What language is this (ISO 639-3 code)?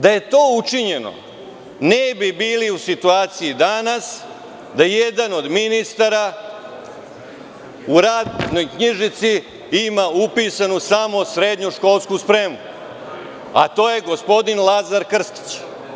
srp